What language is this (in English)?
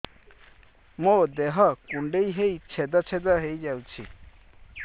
Odia